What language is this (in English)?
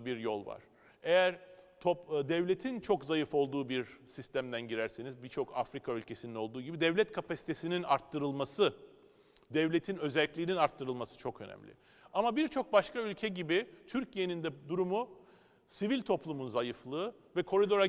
Turkish